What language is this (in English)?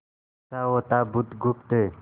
Hindi